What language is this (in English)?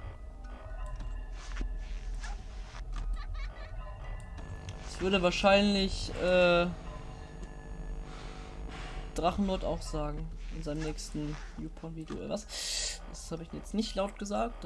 German